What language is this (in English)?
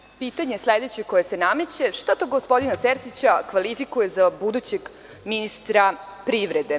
Serbian